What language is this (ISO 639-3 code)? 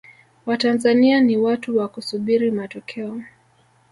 swa